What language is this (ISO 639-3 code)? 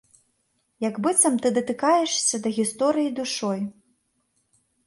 bel